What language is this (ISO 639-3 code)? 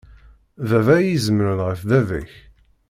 kab